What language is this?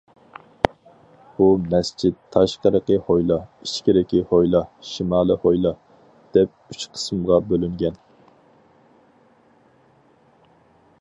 Uyghur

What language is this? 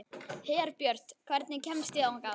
Icelandic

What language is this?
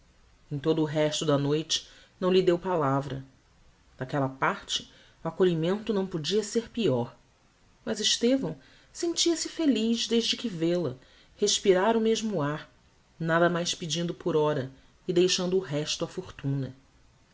Portuguese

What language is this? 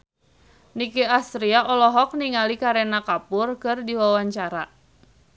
Sundanese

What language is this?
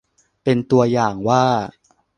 Thai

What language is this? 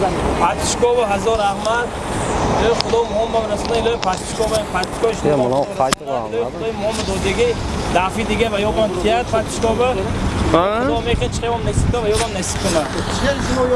Turkish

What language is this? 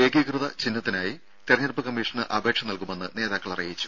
Malayalam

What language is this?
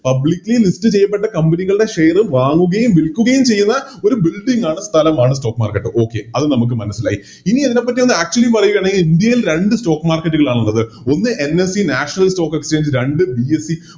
Malayalam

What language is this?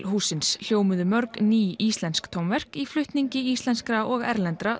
Icelandic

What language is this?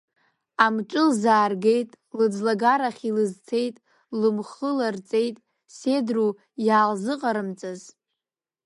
Abkhazian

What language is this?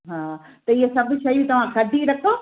Sindhi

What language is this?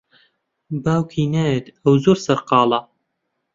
Central Kurdish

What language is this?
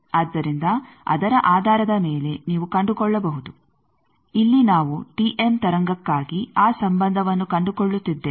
Kannada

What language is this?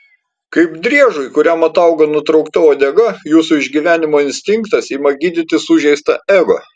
Lithuanian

